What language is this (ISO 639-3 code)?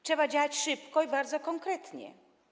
pol